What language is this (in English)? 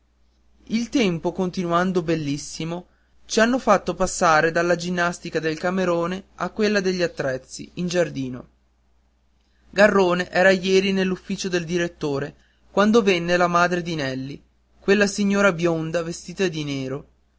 Italian